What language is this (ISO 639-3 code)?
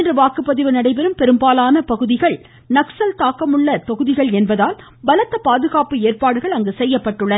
tam